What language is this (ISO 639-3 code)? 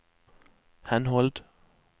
nor